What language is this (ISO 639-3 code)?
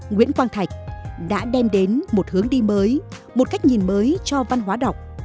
vie